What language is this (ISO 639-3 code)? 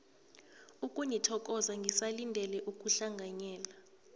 nbl